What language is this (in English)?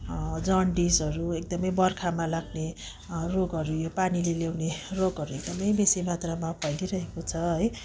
Nepali